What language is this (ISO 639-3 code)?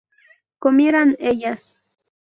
spa